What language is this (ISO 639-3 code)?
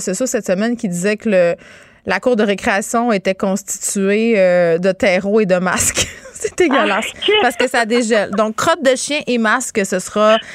fra